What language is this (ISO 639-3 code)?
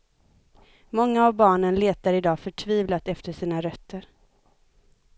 swe